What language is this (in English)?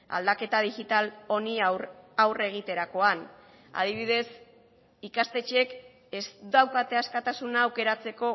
Basque